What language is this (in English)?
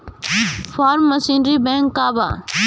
Bhojpuri